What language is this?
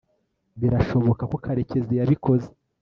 Kinyarwanda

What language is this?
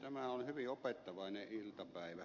Finnish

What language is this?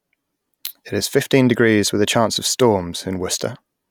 English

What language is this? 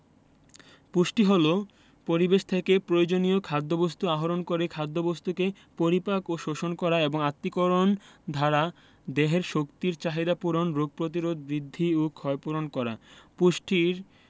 Bangla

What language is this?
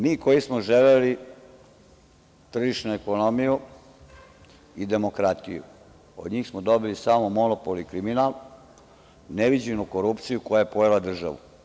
Serbian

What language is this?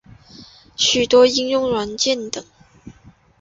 Chinese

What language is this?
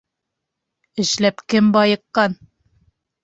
Bashkir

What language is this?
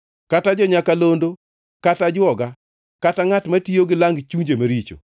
Luo (Kenya and Tanzania)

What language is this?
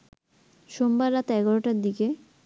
Bangla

